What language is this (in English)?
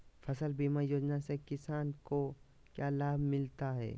Magahi